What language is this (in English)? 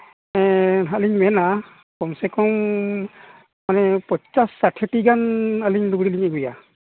Santali